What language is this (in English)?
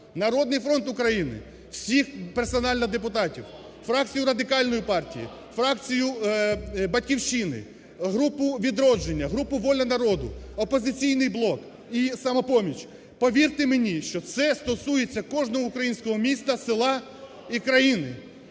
Ukrainian